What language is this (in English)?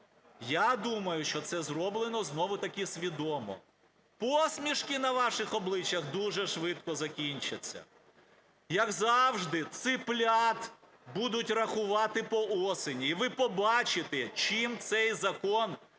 Ukrainian